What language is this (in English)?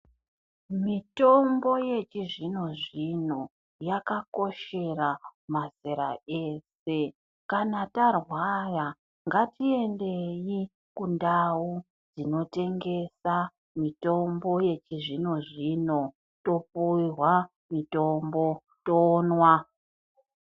Ndau